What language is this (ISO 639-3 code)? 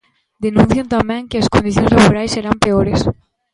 glg